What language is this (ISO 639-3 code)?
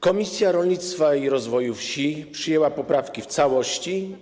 pol